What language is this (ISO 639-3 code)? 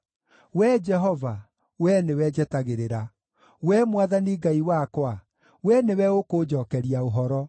kik